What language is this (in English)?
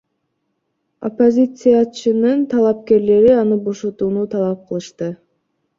Kyrgyz